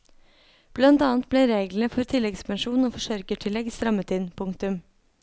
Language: Norwegian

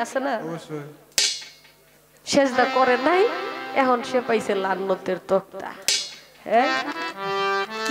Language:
Arabic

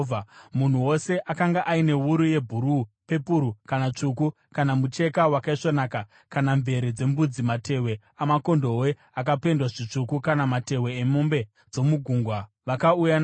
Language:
Shona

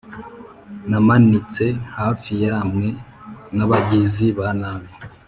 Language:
Kinyarwanda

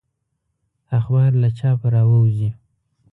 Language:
Pashto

